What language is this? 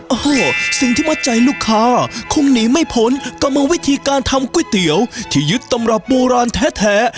Thai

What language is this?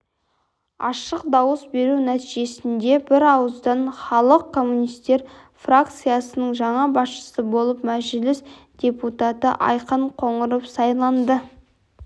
Kazakh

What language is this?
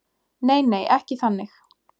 Icelandic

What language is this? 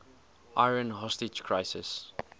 English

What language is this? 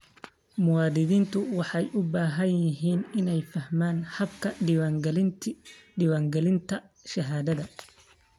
Somali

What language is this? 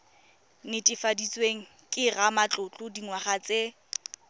Tswana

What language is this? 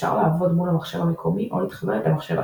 Hebrew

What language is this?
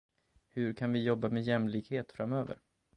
Swedish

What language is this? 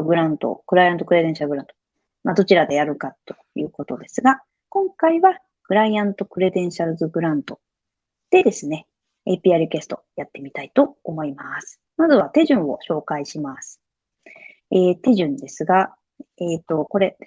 Japanese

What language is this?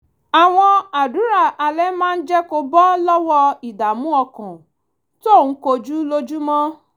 Yoruba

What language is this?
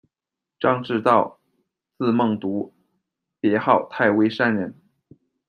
Chinese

